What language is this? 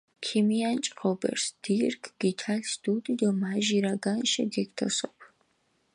Mingrelian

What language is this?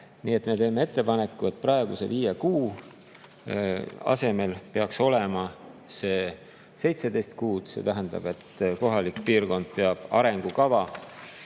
Estonian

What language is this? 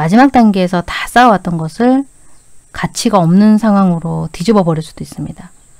Korean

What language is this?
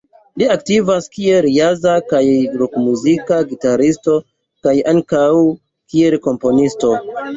Esperanto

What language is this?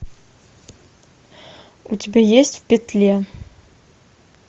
Russian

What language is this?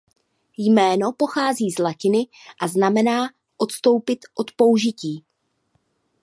Czech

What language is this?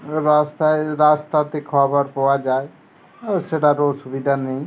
Bangla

